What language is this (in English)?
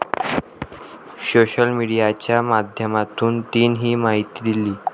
Marathi